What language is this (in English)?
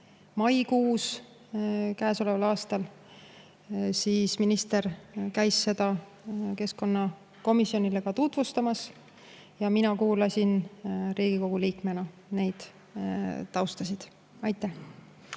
Estonian